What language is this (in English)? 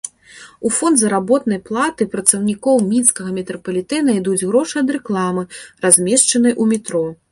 Belarusian